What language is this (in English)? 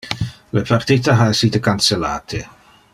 Interlingua